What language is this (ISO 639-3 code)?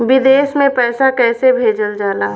bho